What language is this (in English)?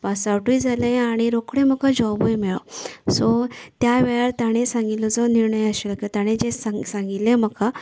Konkani